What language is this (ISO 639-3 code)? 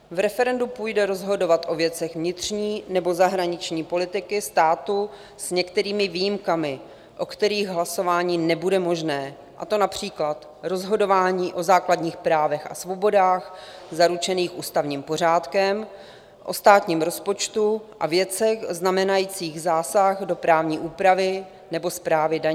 ces